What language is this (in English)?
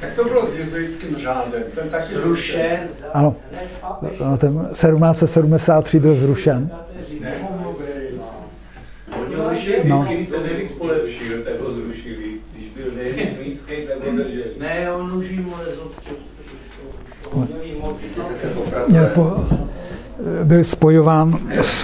Czech